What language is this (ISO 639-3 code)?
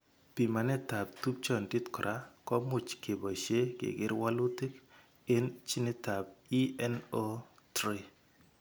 kln